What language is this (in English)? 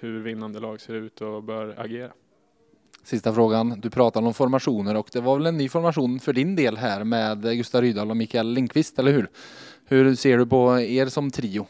Swedish